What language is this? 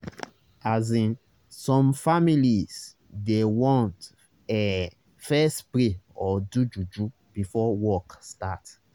Nigerian Pidgin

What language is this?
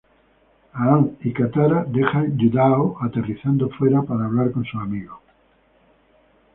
Spanish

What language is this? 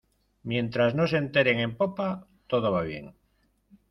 Spanish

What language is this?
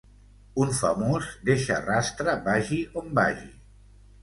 Catalan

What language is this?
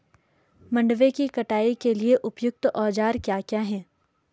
Hindi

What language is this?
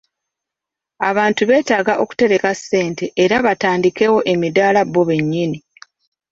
Ganda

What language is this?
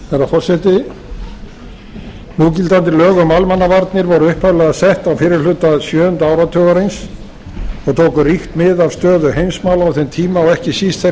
Icelandic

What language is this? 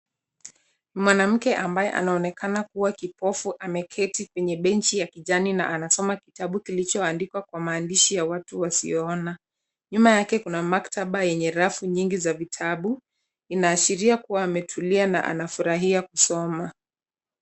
Swahili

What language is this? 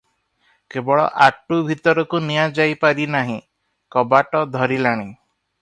Odia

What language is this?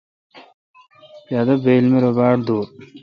Kalkoti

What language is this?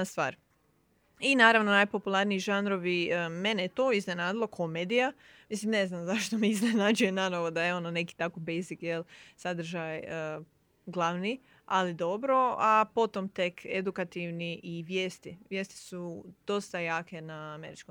Croatian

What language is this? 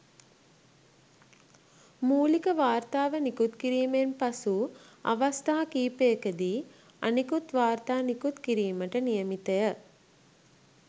Sinhala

